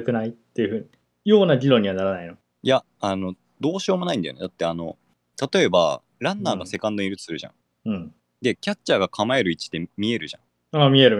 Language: Japanese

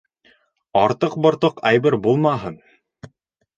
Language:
Bashkir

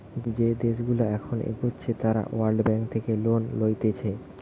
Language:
Bangla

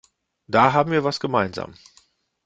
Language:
German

